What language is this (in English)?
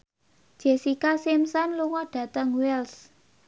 Javanese